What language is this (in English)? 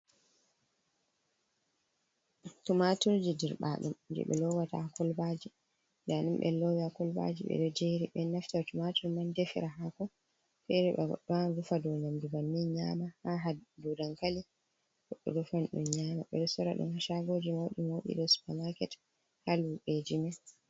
Fula